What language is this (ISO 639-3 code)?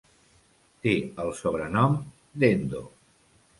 cat